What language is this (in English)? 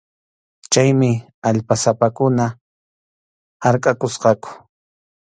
Arequipa-La Unión Quechua